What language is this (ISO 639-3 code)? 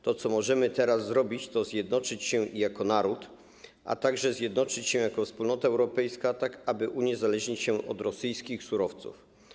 pol